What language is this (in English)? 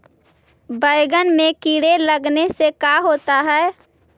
Magahi